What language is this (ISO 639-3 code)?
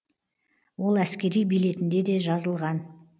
kaz